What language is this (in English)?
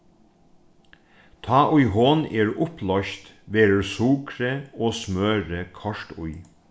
Faroese